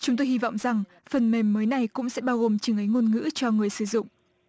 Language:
Vietnamese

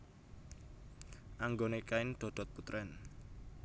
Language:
Javanese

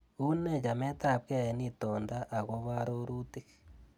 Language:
Kalenjin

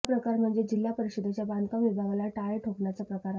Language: Marathi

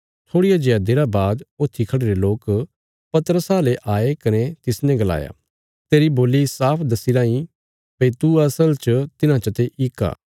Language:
Bilaspuri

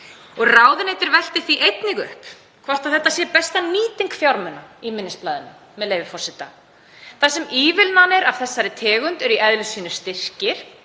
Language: Icelandic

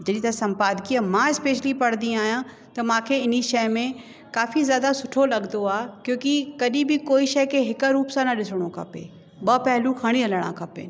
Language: Sindhi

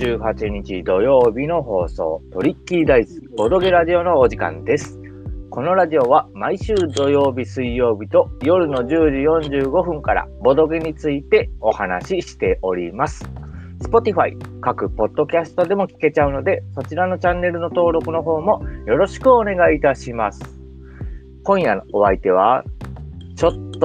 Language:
Japanese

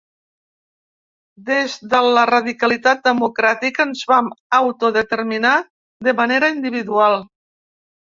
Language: Catalan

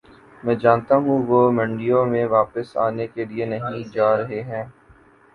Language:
Urdu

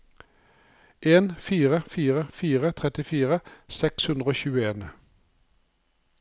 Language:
Norwegian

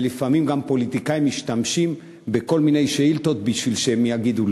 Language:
Hebrew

